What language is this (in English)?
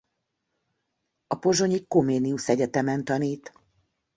Hungarian